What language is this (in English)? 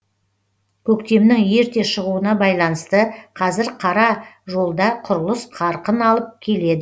Kazakh